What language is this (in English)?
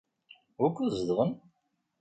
Kabyle